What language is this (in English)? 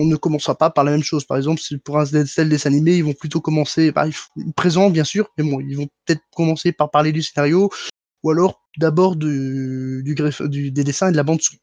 French